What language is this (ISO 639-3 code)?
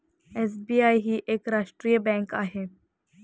mar